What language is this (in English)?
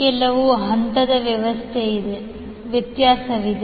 Kannada